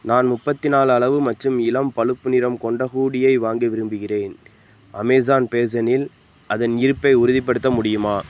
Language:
Tamil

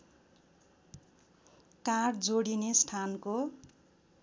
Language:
Nepali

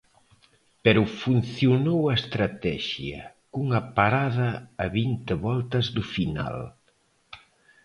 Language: Galician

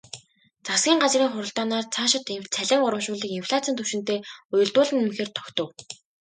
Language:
Mongolian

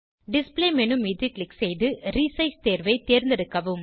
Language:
Tamil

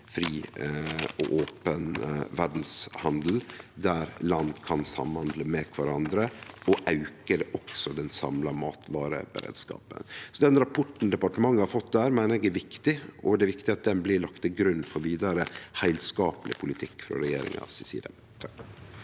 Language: Norwegian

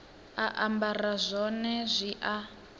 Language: Venda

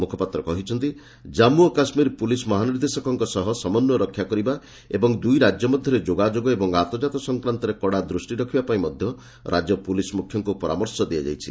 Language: Odia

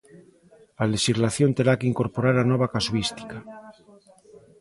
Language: Galician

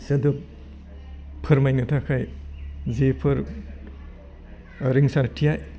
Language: Bodo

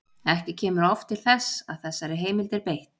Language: Icelandic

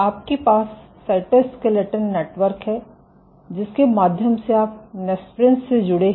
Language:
Hindi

